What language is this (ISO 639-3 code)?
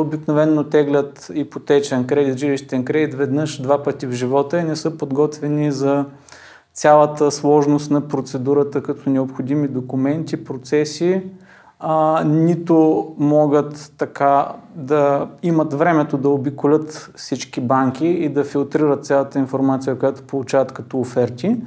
bul